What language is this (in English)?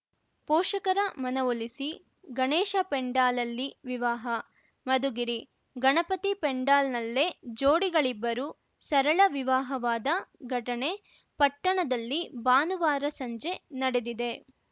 Kannada